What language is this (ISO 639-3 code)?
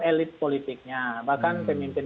ind